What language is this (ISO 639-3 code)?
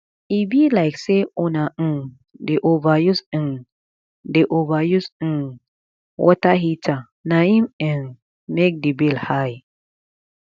pcm